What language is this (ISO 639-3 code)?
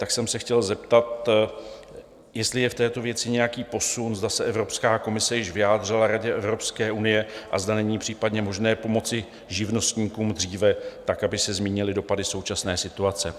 ces